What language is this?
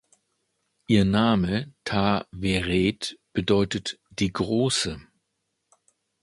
German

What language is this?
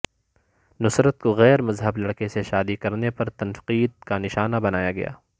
Urdu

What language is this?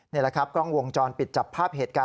Thai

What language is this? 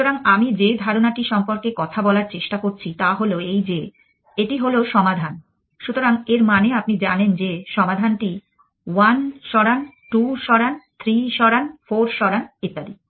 Bangla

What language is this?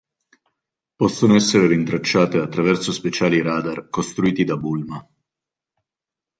Italian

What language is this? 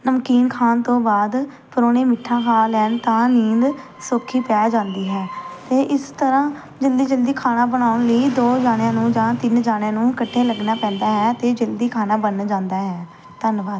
Punjabi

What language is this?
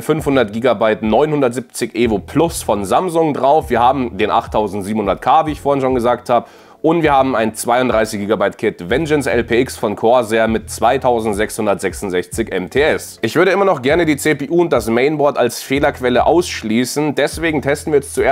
German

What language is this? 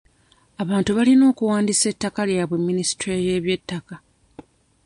Ganda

